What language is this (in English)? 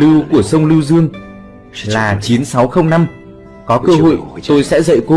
Vietnamese